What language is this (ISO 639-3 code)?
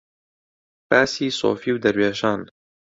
ckb